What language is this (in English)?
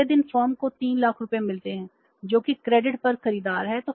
Hindi